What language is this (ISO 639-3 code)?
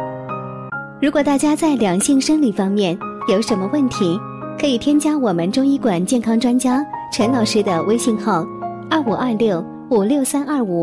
zho